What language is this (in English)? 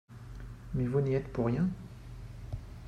French